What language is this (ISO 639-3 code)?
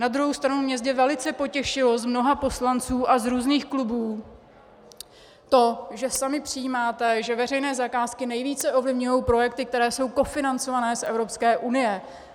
ces